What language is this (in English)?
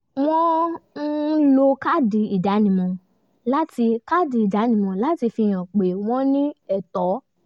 Yoruba